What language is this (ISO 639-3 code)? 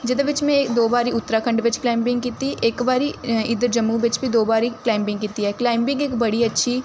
doi